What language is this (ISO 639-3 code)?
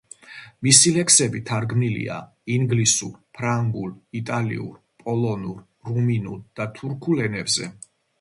kat